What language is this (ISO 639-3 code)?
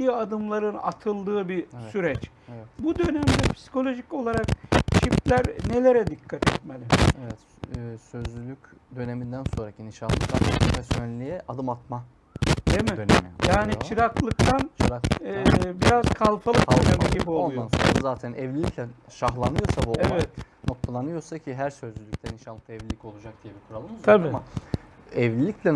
tur